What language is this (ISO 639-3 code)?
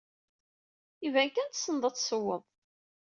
kab